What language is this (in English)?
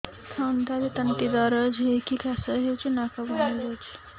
Odia